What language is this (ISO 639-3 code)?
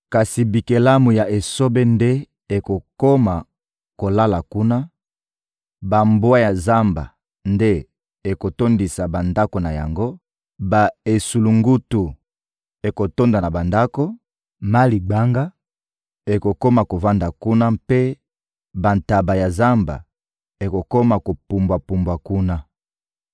lin